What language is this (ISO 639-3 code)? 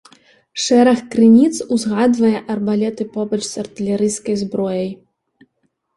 bel